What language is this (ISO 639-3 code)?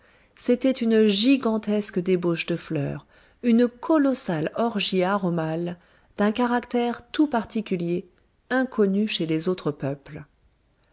fra